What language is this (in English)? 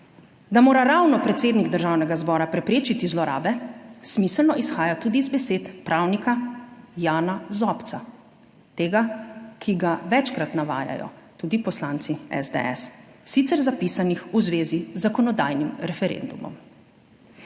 Slovenian